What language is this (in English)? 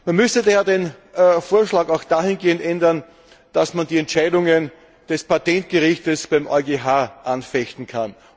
German